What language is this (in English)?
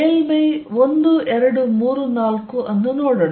Kannada